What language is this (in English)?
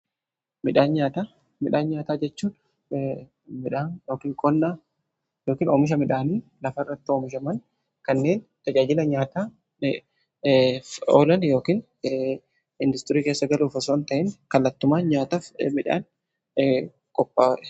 Oromo